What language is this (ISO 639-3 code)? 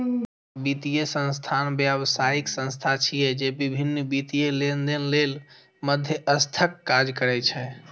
mai